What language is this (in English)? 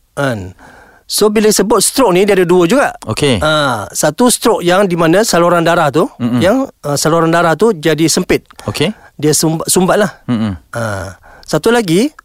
Malay